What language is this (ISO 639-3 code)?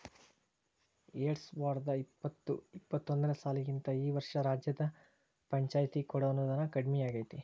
kan